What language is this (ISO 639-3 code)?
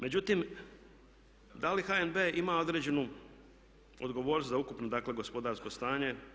hrv